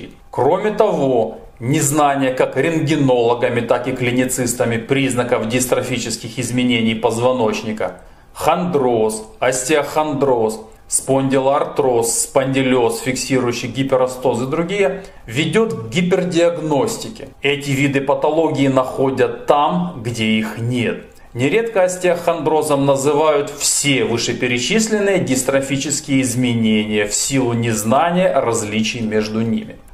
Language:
Russian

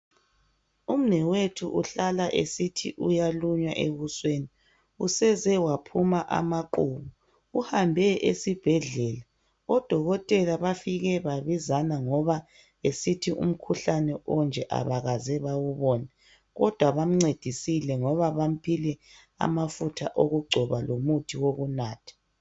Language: North Ndebele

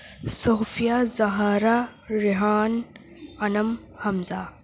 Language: Urdu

